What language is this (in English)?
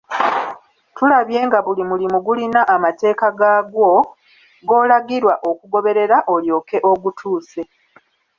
Ganda